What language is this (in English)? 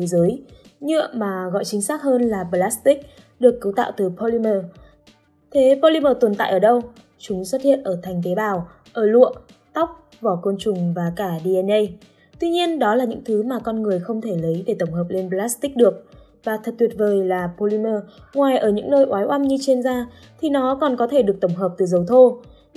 Vietnamese